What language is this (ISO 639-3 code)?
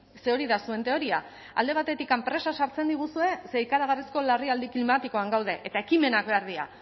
eus